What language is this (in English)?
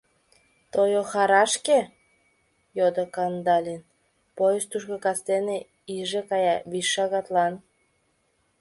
Mari